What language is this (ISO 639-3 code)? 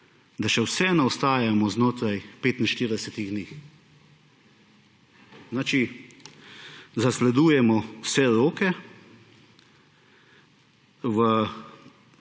slv